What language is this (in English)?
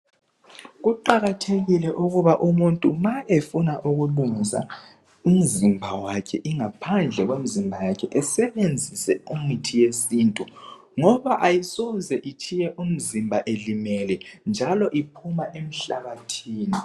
North Ndebele